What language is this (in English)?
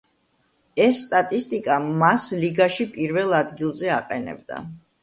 Georgian